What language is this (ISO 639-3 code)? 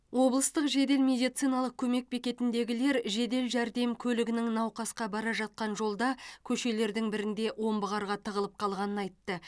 kaz